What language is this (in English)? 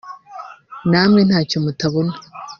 Kinyarwanda